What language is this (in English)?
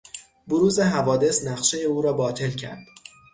Persian